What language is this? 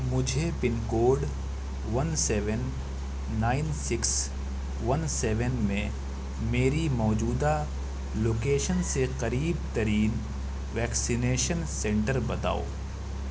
Urdu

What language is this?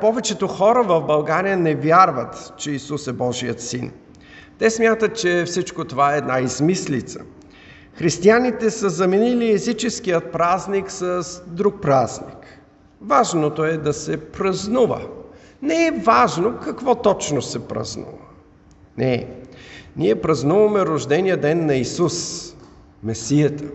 Bulgarian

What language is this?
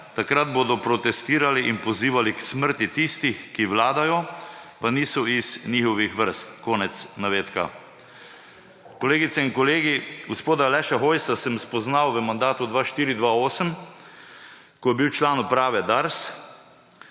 Slovenian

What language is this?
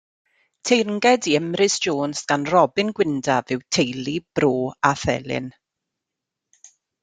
Welsh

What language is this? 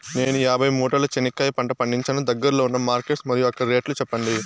Telugu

